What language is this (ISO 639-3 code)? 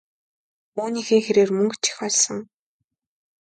mon